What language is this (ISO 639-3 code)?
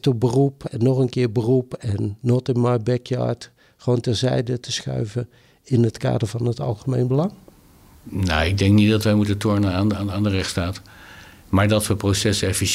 nld